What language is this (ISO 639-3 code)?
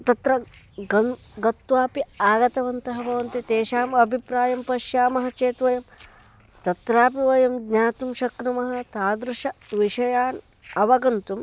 san